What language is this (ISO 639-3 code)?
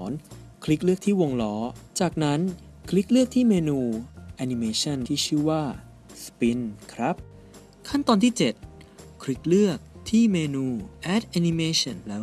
tha